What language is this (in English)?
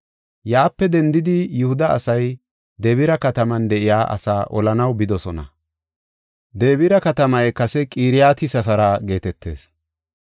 Gofa